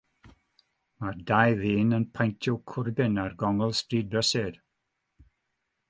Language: Welsh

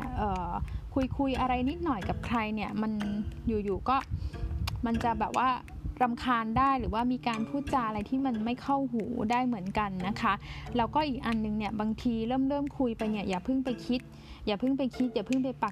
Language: Thai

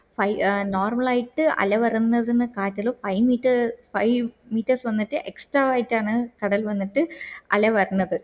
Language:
Malayalam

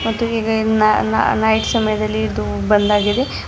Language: Kannada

